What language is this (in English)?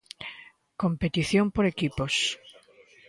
Galician